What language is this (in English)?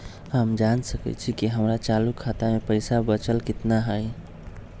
Magahi